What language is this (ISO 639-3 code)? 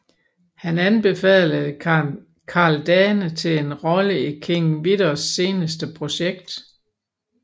dan